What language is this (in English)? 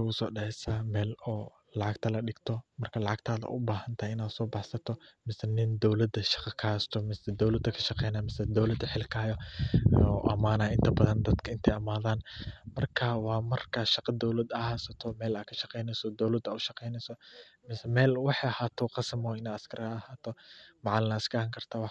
Somali